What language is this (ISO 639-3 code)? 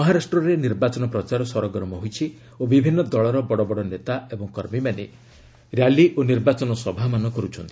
ori